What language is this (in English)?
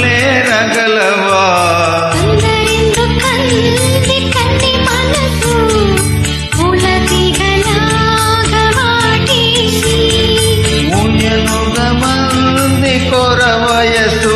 Romanian